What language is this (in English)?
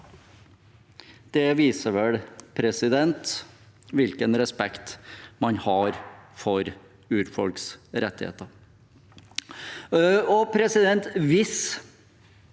Norwegian